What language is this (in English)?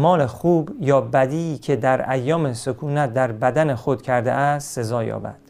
Persian